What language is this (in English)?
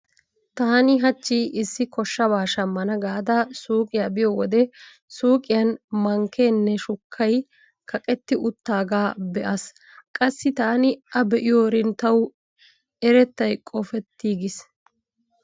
Wolaytta